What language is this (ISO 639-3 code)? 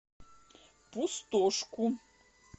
rus